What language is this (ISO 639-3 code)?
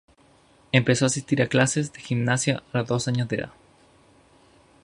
spa